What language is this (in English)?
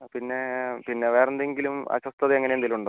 Malayalam